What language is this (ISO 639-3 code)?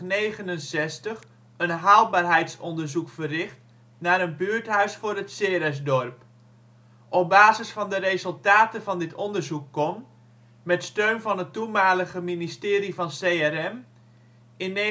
nld